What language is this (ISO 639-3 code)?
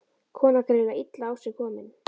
isl